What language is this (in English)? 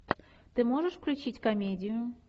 Russian